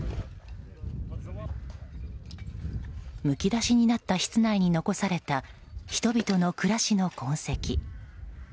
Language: Japanese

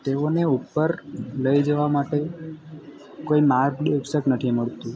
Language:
Gujarati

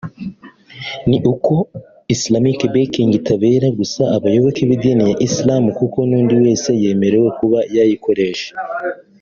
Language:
Kinyarwanda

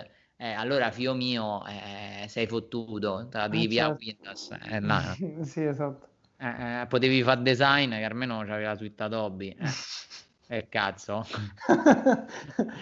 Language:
Italian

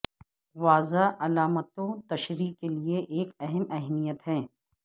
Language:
Urdu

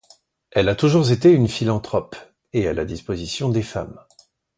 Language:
French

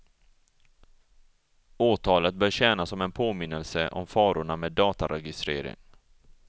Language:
Swedish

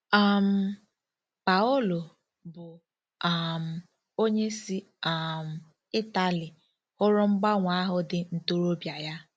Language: Igbo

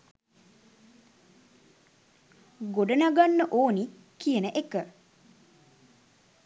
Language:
Sinhala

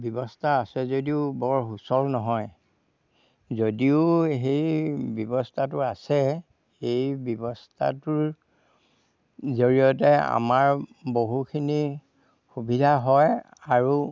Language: Assamese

